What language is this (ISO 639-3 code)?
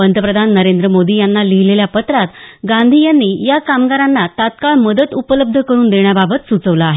mar